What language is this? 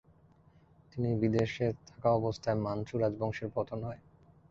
Bangla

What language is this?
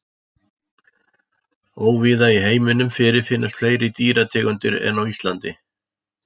Icelandic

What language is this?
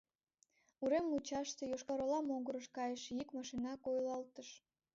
Mari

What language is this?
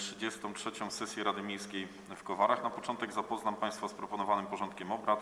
Polish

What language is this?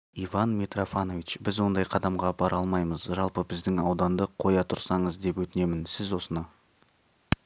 Kazakh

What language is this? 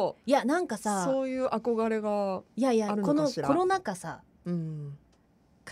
Japanese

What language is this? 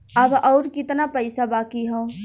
Bhojpuri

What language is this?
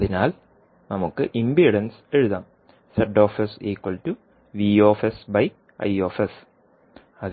Malayalam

